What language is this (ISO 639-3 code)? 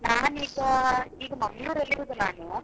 kan